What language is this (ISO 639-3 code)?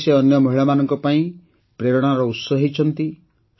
ori